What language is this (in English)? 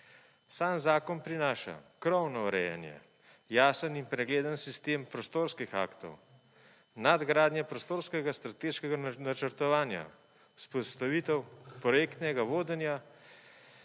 Slovenian